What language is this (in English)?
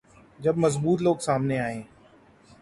Urdu